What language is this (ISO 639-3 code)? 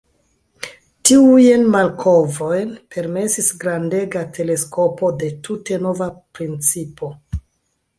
epo